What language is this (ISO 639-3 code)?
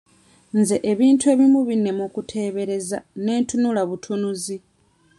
lug